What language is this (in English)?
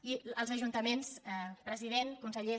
Catalan